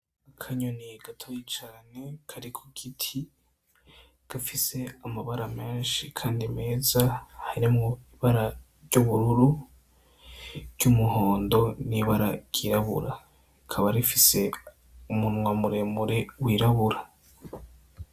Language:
Rundi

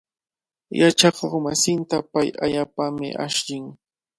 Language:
Cajatambo North Lima Quechua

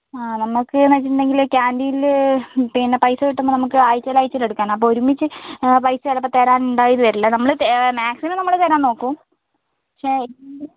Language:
Malayalam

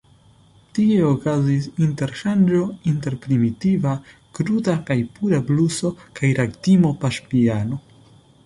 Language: Esperanto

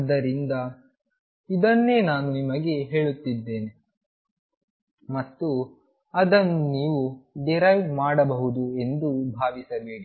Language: Kannada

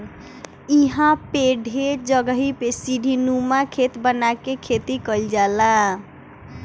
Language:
Bhojpuri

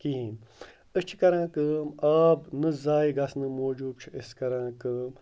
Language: Kashmiri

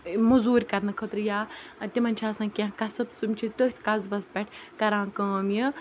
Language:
Kashmiri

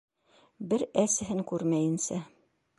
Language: Bashkir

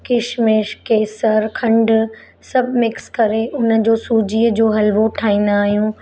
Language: Sindhi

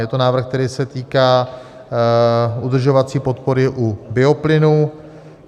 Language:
Czech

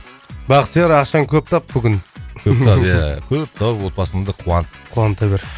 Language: Kazakh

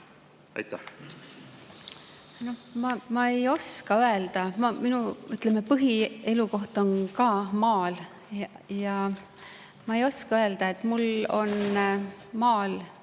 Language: Estonian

